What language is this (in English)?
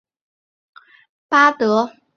Chinese